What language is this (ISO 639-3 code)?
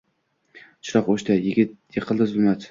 uzb